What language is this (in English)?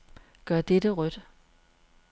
Danish